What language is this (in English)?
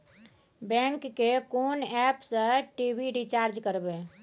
Maithili